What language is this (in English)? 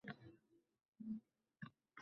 Uzbek